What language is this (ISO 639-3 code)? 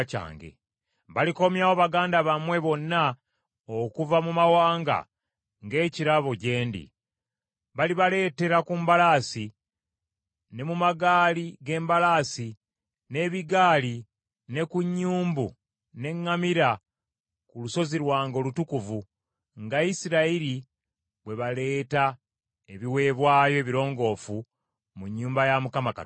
lug